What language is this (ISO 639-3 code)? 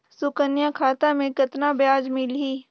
hne